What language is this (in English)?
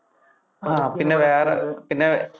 Malayalam